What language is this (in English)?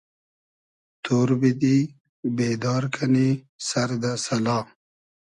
Hazaragi